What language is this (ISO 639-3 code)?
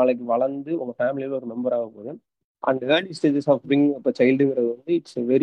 tam